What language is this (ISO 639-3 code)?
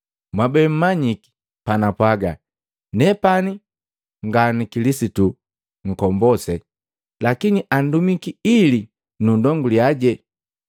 mgv